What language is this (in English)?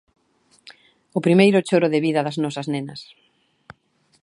Galician